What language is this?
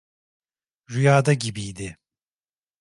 Turkish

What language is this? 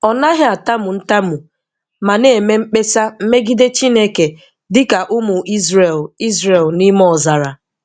Igbo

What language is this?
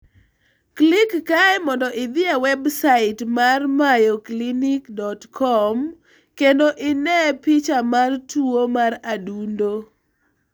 Luo (Kenya and Tanzania)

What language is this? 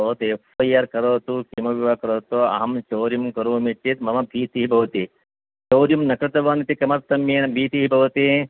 Sanskrit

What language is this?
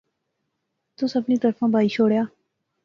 Pahari-Potwari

